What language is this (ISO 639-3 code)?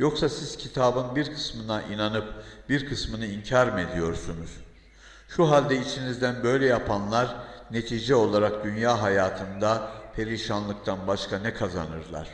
tur